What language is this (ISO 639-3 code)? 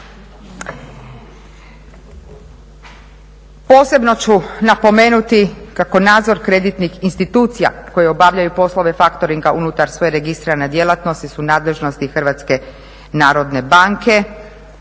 hrv